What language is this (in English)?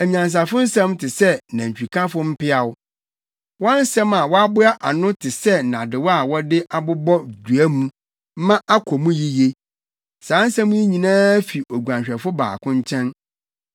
Akan